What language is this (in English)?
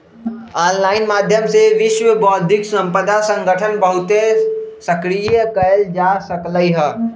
Magahi